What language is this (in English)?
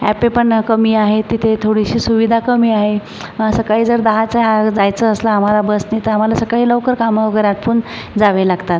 Marathi